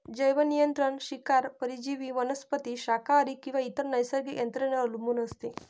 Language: Marathi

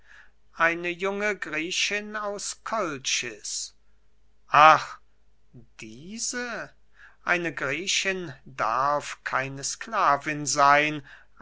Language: German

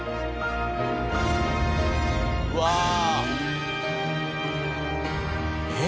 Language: Japanese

